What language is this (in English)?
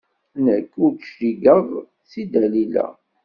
Kabyle